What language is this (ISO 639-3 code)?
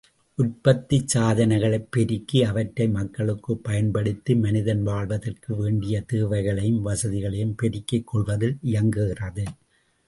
tam